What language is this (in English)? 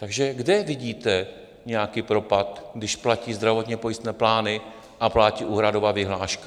Czech